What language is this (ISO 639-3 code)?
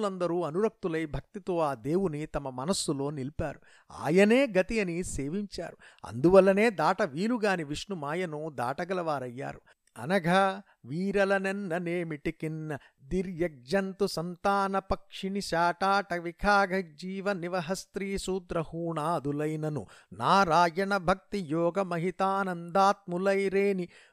tel